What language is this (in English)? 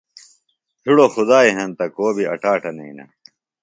Phalura